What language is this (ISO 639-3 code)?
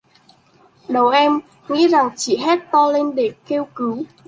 vie